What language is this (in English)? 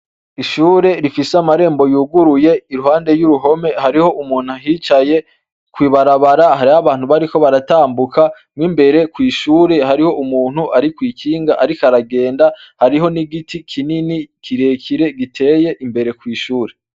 Rundi